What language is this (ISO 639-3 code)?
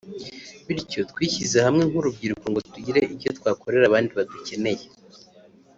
kin